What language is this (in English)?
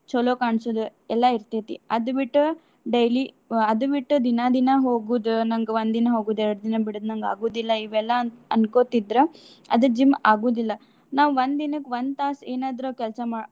Kannada